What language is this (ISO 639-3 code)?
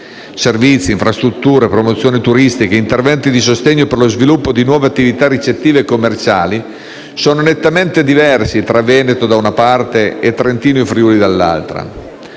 ita